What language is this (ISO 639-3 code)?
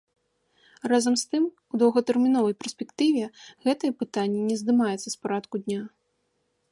bel